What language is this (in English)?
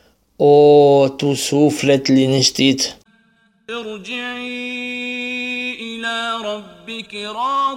Romanian